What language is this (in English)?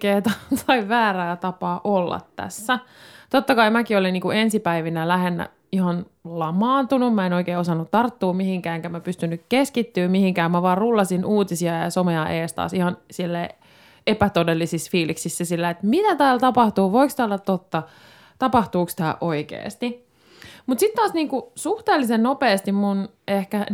Finnish